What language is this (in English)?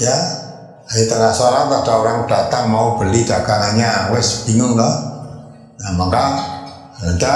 Indonesian